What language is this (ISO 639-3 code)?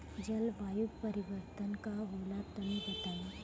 bho